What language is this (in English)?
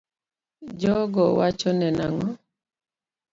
Luo (Kenya and Tanzania)